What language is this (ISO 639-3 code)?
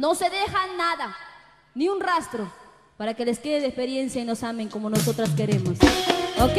spa